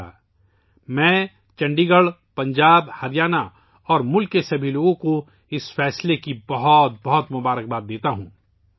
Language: Urdu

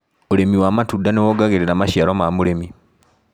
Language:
Kikuyu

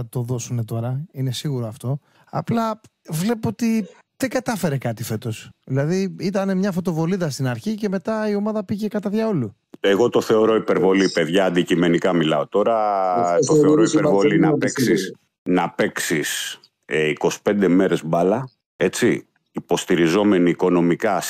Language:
Greek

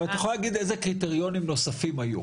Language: Hebrew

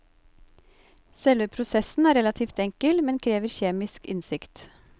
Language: Norwegian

